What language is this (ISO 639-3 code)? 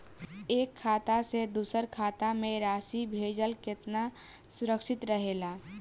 bho